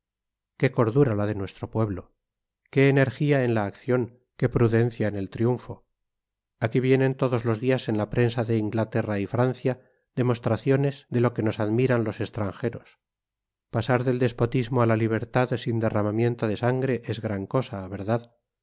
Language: Spanish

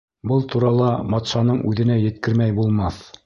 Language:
Bashkir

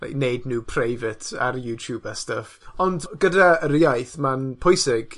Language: Welsh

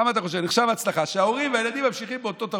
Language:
Hebrew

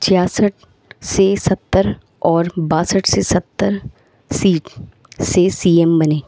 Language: Urdu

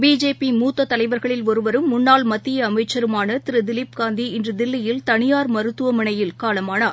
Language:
Tamil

